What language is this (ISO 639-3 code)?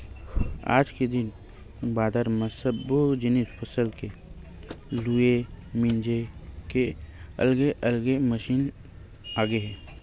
hne